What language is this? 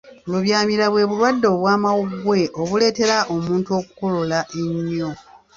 Ganda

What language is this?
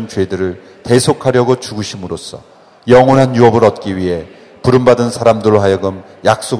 Korean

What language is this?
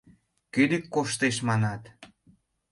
Mari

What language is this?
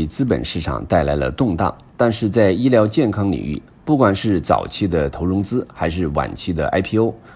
Chinese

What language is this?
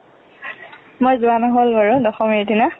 Assamese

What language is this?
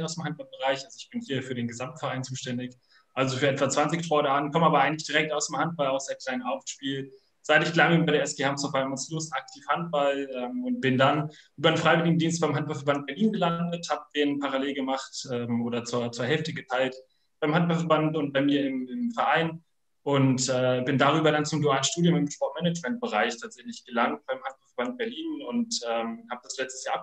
German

